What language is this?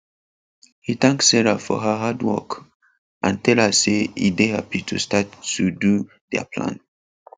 Nigerian Pidgin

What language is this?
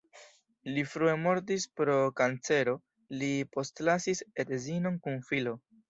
Esperanto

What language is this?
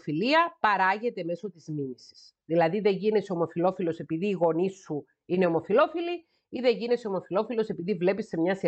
Greek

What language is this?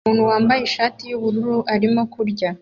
Kinyarwanda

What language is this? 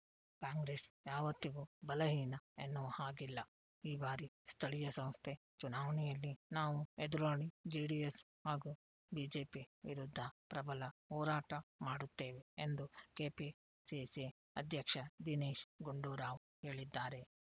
Kannada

